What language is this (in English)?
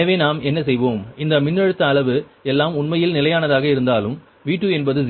Tamil